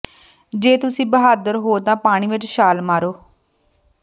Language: Punjabi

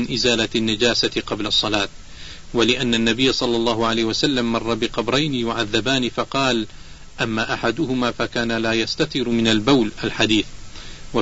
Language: Arabic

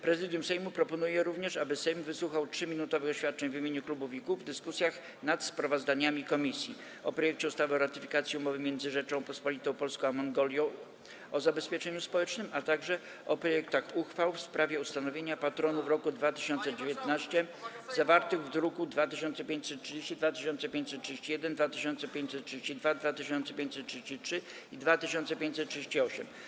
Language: Polish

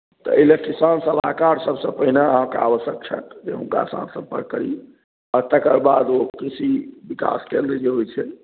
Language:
Maithili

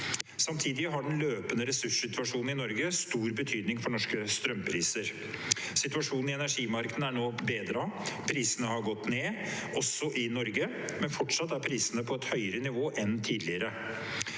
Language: Norwegian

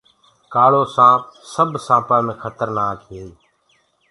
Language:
Gurgula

